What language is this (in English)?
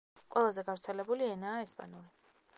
Georgian